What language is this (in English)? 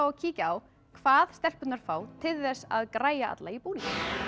Icelandic